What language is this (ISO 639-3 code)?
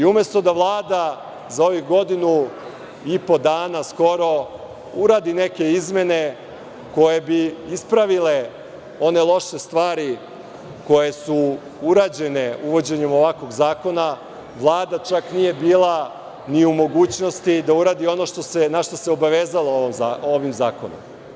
srp